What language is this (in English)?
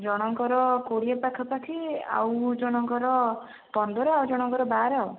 Odia